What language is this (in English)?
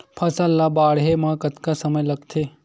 Chhattisgarhi